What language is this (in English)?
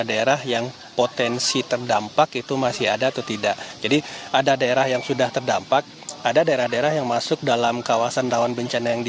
Indonesian